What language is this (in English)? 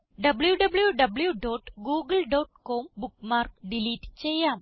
Malayalam